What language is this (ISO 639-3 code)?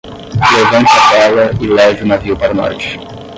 por